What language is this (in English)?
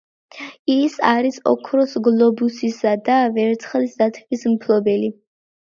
Georgian